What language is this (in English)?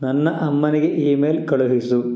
Kannada